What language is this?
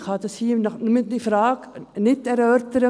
Swiss German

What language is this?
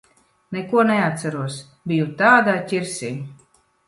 Latvian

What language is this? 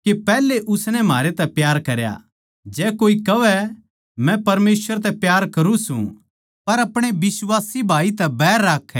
Haryanvi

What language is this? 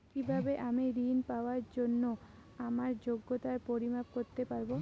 Bangla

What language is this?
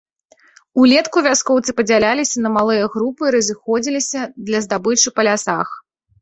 Belarusian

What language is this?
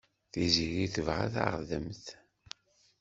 Kabyle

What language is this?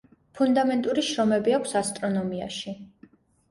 Georgian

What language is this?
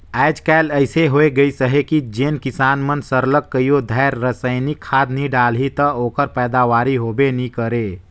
Chhattisgarhi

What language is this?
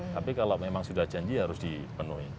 Indonesian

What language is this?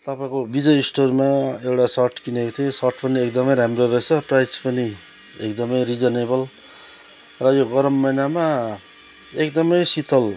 Nepali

